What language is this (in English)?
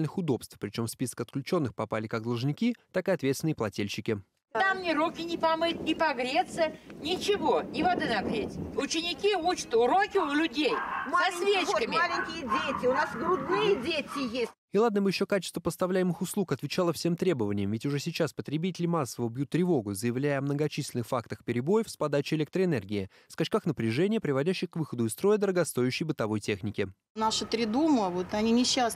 Russian